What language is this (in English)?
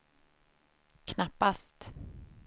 Swedish